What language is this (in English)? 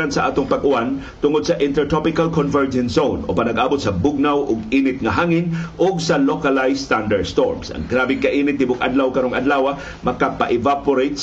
Filipino